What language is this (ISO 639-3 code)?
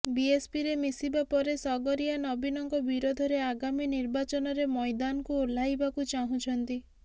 ori